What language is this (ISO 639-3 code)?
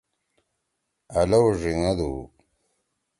trw